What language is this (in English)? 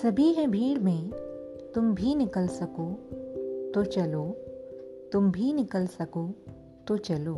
Hindi